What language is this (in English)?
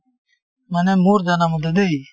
Assamese